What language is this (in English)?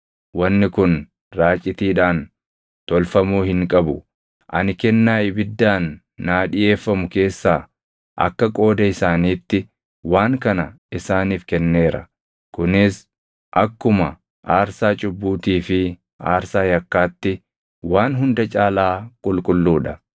Oromo